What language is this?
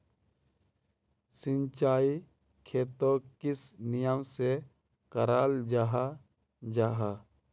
Magahi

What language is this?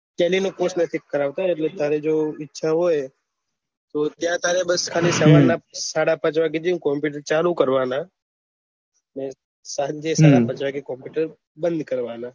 Gujarati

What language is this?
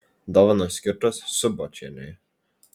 Lithuanian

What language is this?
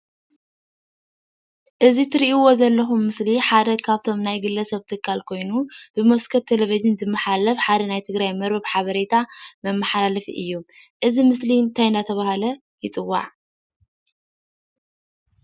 Tigrinya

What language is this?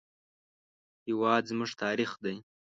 Pashto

